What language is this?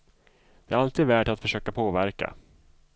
Swedish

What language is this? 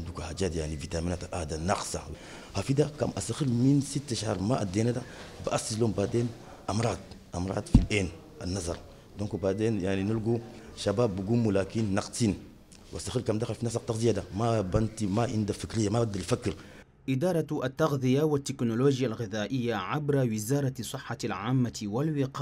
Arabic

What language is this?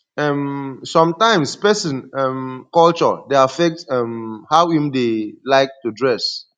Nigerian Pidgin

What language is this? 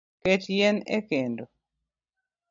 Luo (Kenya and Tanzania)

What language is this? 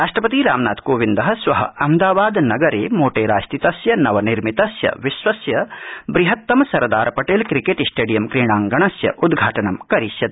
Sanskrit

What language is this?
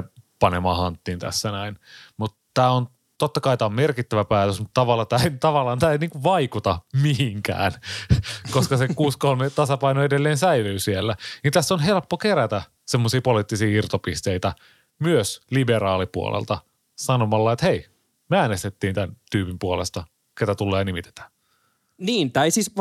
Finnish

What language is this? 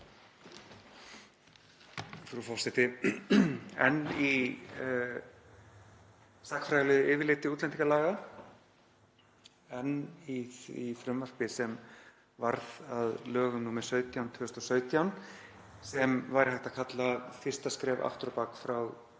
Icelandic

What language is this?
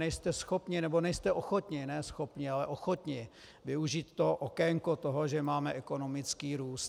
Czech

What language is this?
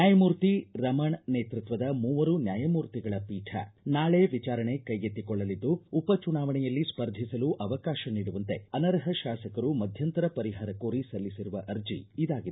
Kannada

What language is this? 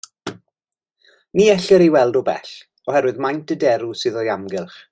Welsh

